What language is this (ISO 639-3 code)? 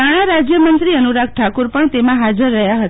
guj